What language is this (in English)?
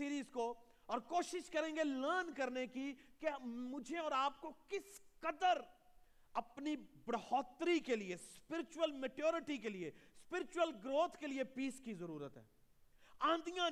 Urdu